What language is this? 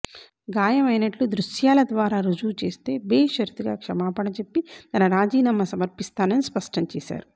Telugu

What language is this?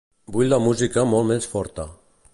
Catalan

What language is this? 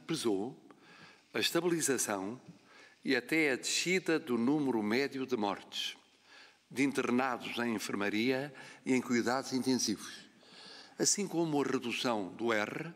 Portuguese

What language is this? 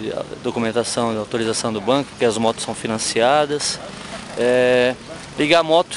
Portuguese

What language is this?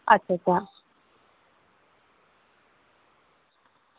Dogri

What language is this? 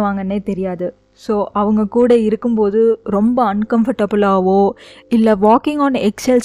Tamil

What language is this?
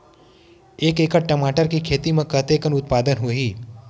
Chhattisgarhi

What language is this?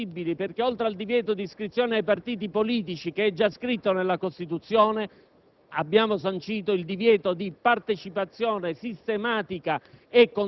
Italian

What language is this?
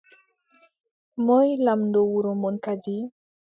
Adamawa Fulfulde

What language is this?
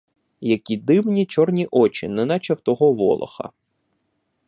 Ukrainian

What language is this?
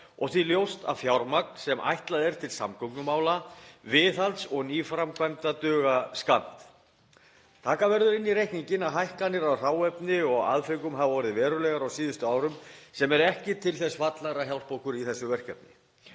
Icelandic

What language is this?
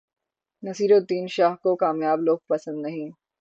Urdu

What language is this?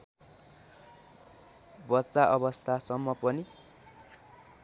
Nepali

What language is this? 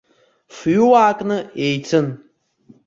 Abkhazian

